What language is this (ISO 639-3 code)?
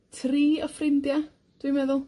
cym